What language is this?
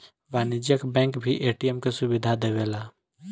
Bhojpuri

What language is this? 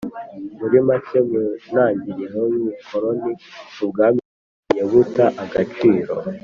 Kinyarwanda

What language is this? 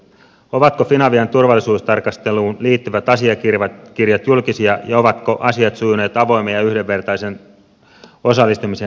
Finnish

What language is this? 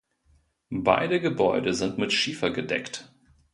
German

